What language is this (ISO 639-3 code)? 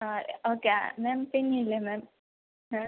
mal